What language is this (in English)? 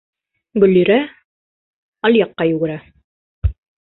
Bashkir